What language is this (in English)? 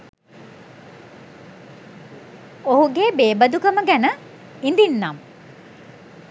Sinhala